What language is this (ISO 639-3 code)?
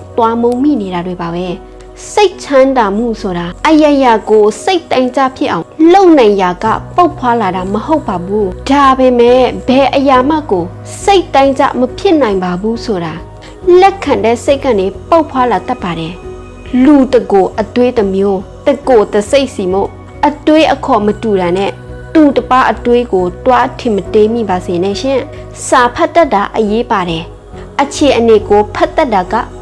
tha